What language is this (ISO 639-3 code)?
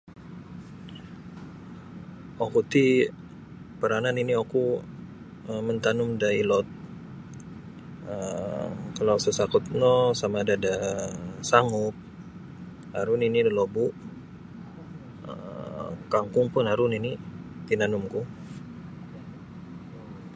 bsy